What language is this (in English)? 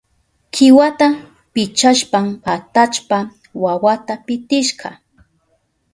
Southern Pastaza Quechua